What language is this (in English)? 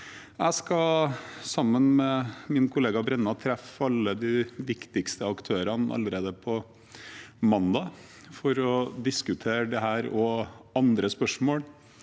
Norwegian